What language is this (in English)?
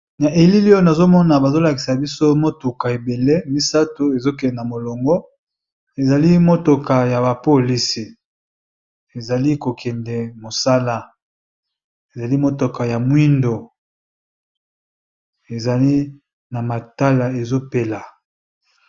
Lingala